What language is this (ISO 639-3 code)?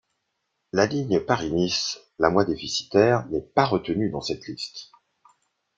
fra